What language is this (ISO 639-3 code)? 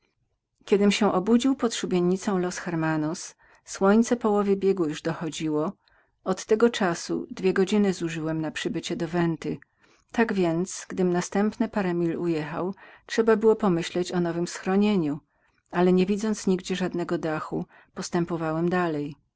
pol